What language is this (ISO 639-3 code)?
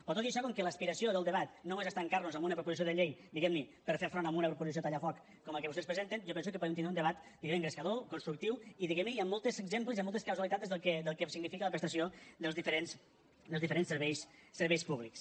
cat